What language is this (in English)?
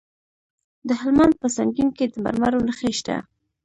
Pashto